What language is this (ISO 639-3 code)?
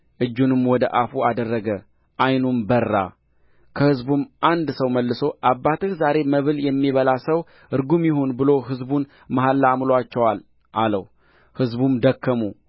amh